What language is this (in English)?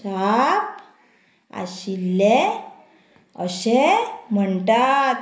Konkani